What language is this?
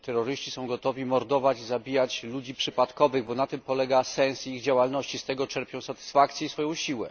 Polish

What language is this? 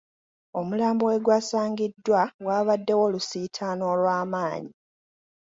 Ganda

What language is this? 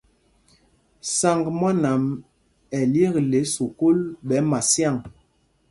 Mpumpong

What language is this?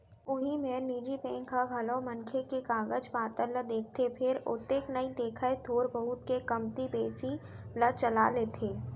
Chhattisgarhi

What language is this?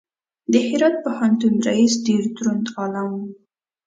Pashto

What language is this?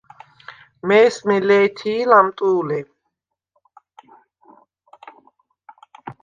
Svan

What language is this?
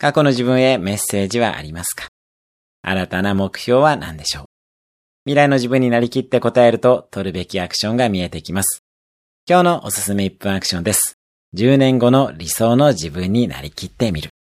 Japanese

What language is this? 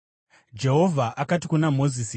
Shona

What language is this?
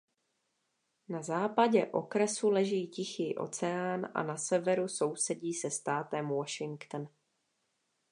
Czech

